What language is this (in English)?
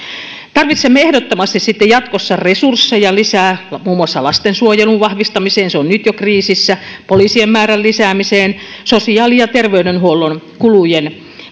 Finnish